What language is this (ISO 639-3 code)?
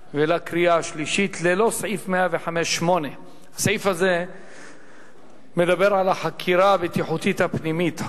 heb